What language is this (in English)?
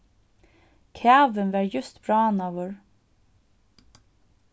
Faroese